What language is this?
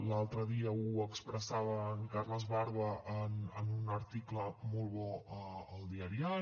Catalan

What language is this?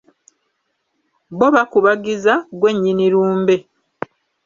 Ganda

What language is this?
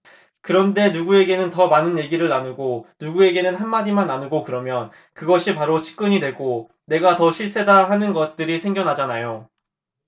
Korean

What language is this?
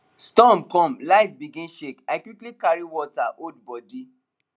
Nigerian Pidgin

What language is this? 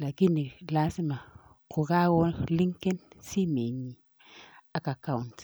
Kalenjin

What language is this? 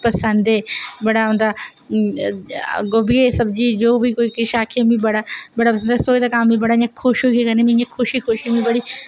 Dogri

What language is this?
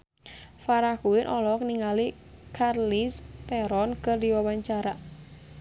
Sundanese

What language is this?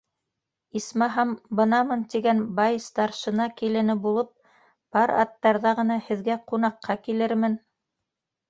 Bashkir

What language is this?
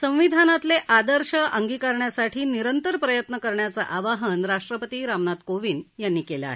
Marathi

